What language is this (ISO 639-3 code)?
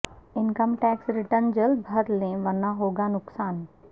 urd